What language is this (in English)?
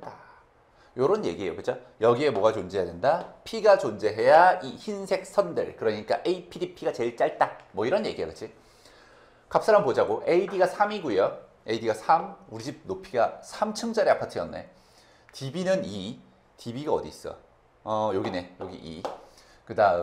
Korean